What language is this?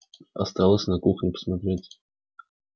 Russian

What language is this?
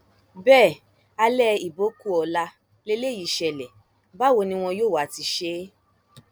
Yoruba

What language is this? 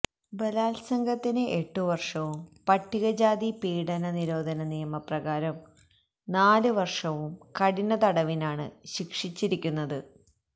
Malayalam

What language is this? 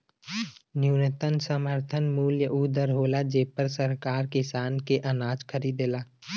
Bhojpuri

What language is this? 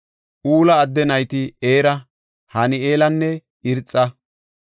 Gofa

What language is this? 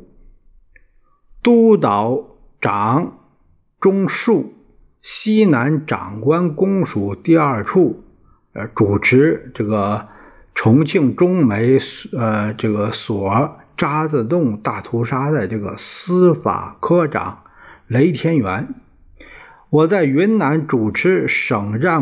Chinese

